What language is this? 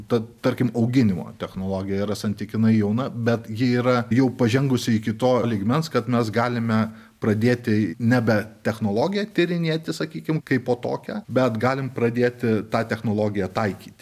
Lithuanian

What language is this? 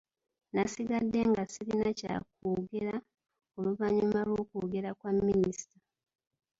Ganda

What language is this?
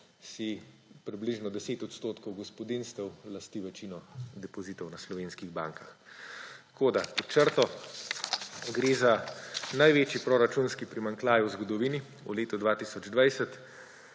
Slovenian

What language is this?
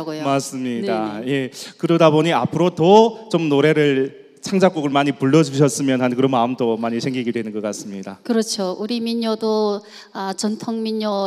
Korean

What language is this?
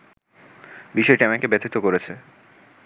Bangla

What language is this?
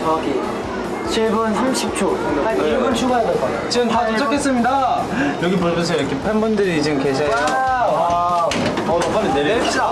Korean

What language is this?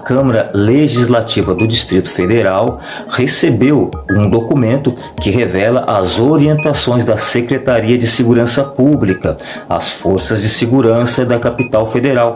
Portuguese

